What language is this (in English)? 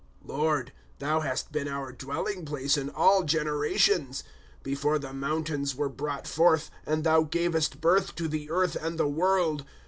English